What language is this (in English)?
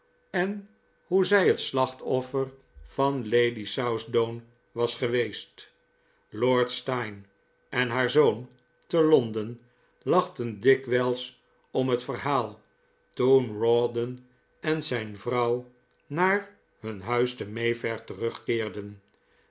Dutch